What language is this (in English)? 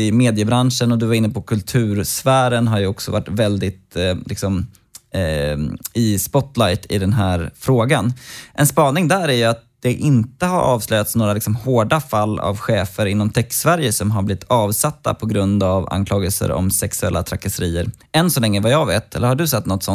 Swedish